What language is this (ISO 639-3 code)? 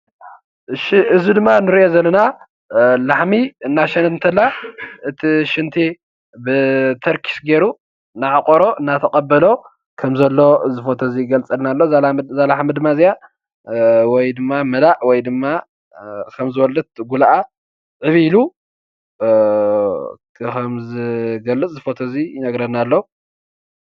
tir